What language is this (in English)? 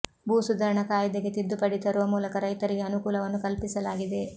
Kannada